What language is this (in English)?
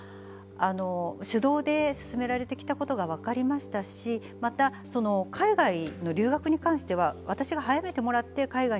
Japanese